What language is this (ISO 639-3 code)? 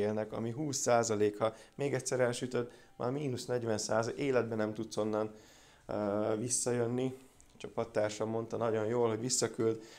hun